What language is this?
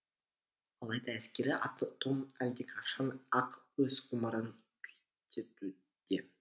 Kazakh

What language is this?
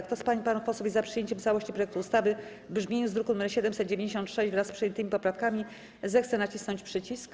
Polish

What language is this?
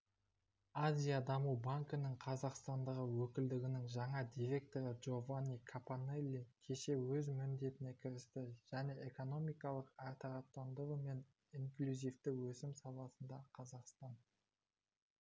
Kazakh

